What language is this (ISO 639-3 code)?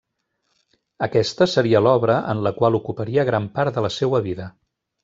cat